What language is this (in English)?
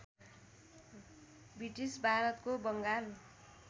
Nepali